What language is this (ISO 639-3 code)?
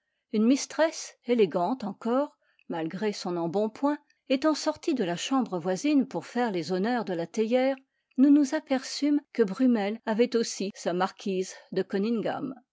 fra